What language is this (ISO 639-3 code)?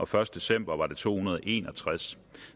dan